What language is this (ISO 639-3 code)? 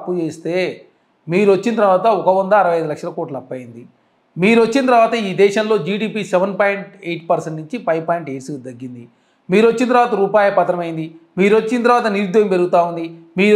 tel